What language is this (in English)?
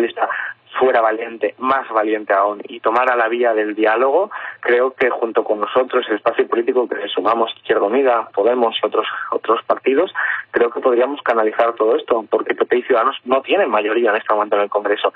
Spanish